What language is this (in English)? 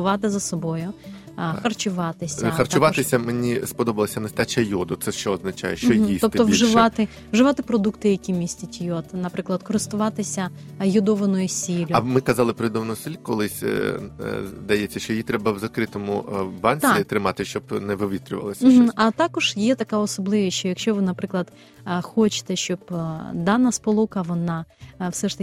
Ukrainian